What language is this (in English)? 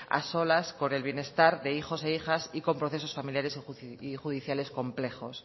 Spanish